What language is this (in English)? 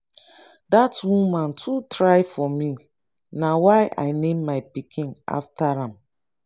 Nigerian Pidgin